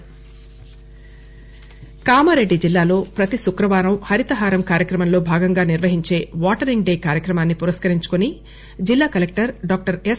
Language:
Telugu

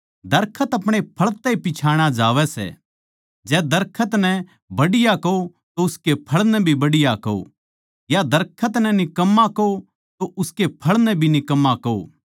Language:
Haryanvi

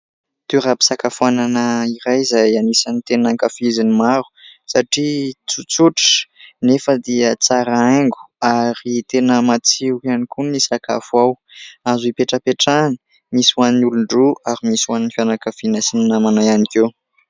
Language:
Malagasy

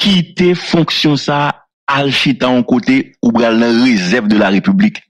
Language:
French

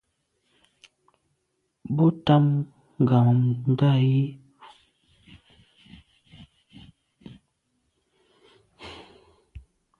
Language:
Medumba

